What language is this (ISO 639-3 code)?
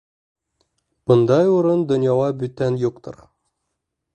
bak